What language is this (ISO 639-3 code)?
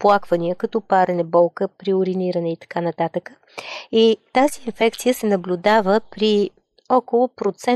bul